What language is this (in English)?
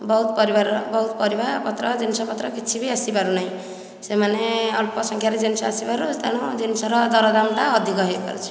Odia